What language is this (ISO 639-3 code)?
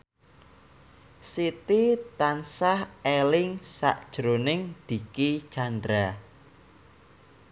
jav